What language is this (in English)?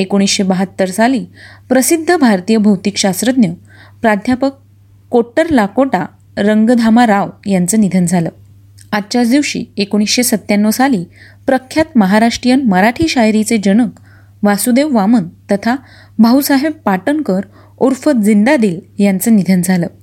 Marathi